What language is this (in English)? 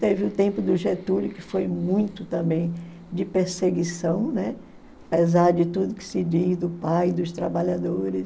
Portuguese